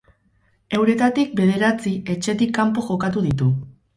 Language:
Basque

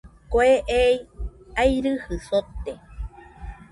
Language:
Nüpode Huitoto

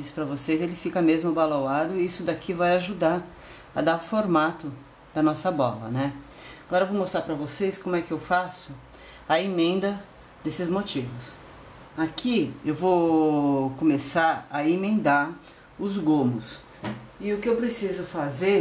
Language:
Portuguese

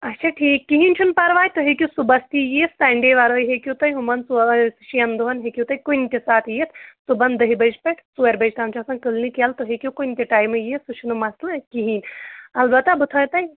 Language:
Kashmiri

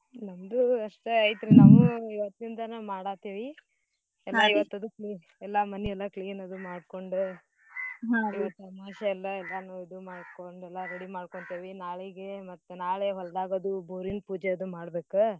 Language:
Kannada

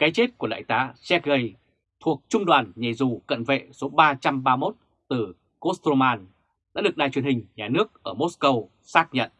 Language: Vietnamese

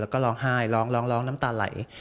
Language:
Thai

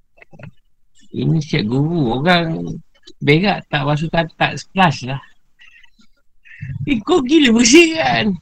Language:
Malay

